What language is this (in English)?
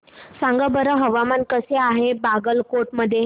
Marathi